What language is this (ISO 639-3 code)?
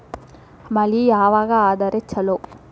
kan